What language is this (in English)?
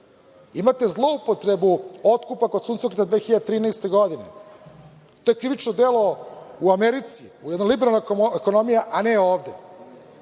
Serbian